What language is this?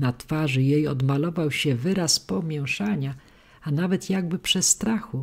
Polish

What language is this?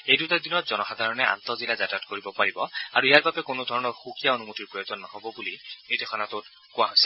Assamese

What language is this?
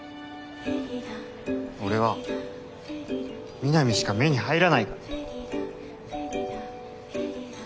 Japanese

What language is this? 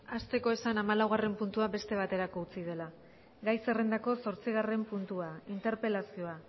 Basque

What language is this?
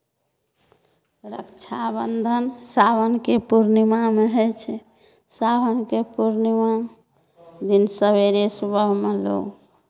Maithili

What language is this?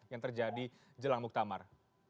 Indonesian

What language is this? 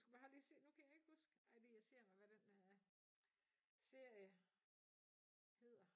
Danish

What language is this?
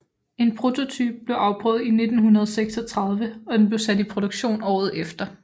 Danish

